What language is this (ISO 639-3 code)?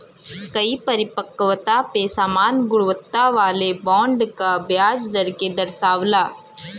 bho